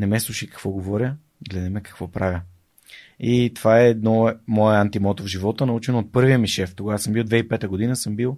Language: Bulgarian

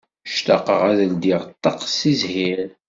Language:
Kabyle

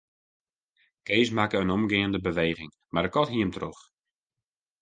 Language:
Western Frisian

